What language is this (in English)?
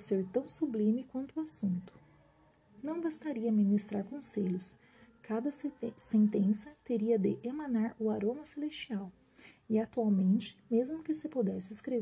Portuguese